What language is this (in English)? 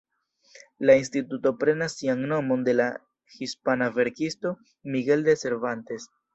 Esperanto